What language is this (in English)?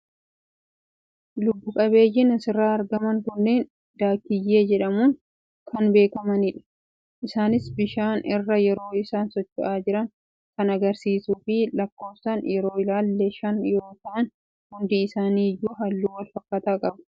Oromo